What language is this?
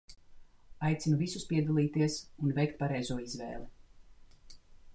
Latvian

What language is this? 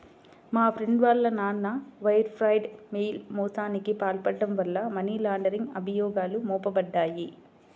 Telugu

